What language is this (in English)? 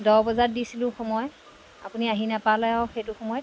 Assamese